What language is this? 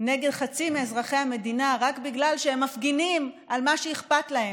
Hebrew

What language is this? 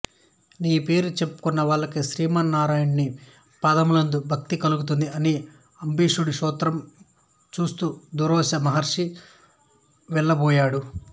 Telugu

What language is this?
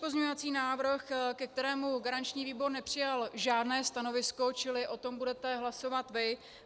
Czech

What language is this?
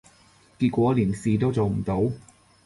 Cantonese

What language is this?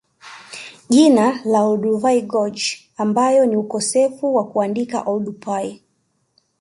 Swahili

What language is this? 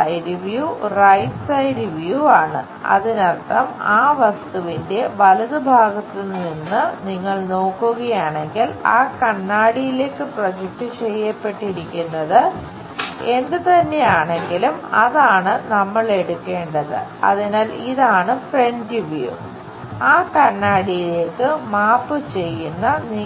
Malayalam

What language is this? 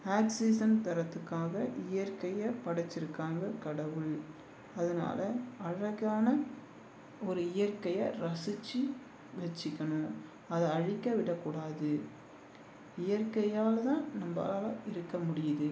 Tamil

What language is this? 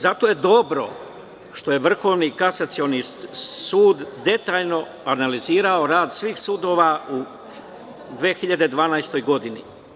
Serbian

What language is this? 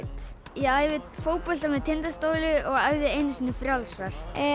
Icelandic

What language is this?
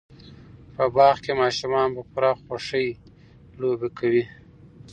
Pashto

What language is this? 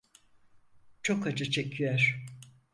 Turkish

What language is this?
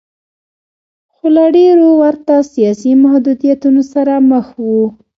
Pashto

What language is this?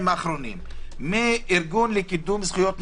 Hebrew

